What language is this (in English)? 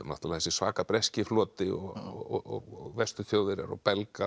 Icelandic